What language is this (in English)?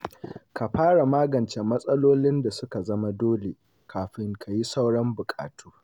Hausa